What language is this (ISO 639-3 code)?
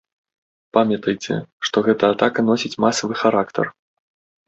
bel